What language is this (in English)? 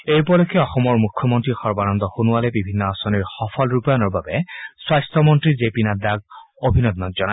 Assamese